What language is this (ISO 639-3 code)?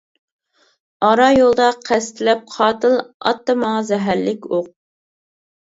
uig